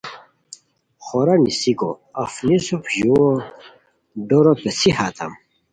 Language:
Khowar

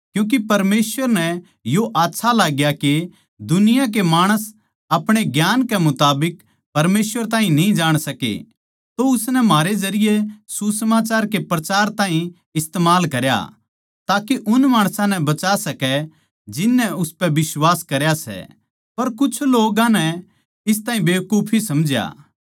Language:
Haryanvi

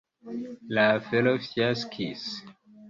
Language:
Esperanto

